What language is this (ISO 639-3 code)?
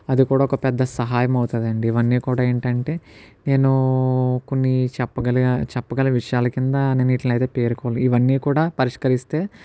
tel